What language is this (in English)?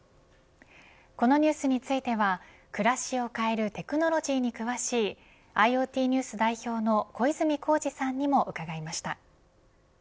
Japanese